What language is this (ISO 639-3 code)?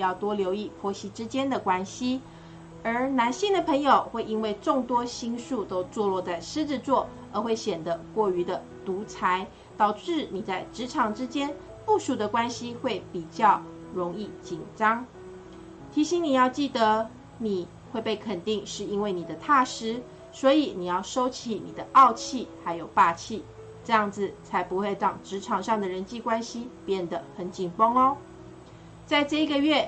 zho